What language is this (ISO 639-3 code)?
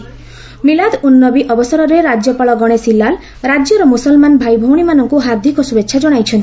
ori